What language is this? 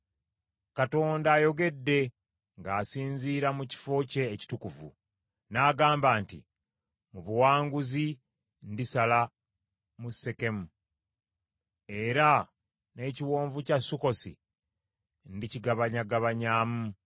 Ganda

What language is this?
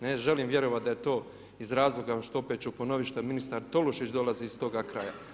Croatian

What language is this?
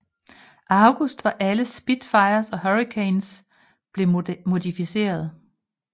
Danish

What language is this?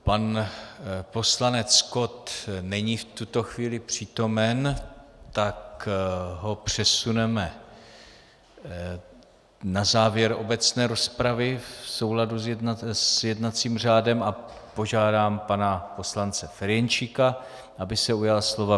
Czech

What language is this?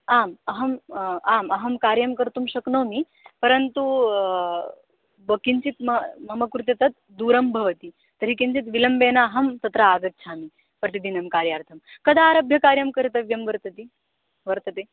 Sanskrit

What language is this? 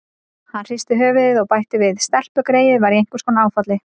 Icelandic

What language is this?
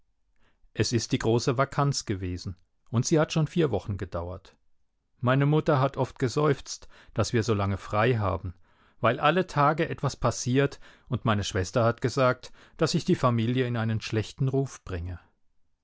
German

